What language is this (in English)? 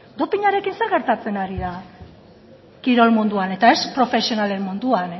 Basque